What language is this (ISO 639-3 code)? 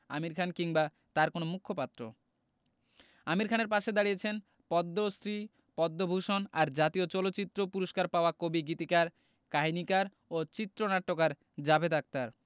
ben